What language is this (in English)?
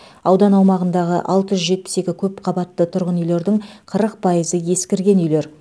Kazakh